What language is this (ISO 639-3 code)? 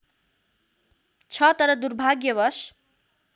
nep